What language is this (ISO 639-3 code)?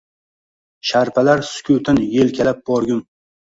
uzb